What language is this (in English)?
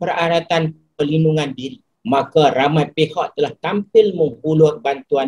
Malay